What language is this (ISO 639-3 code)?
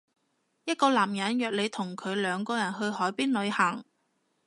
yue